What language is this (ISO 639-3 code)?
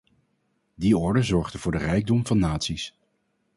nld